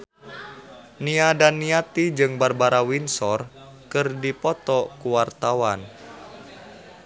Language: Sundanese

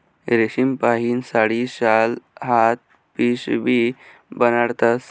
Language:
Marathi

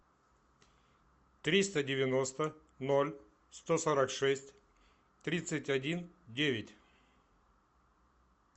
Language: Russian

